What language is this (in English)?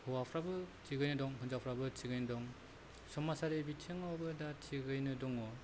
Bodo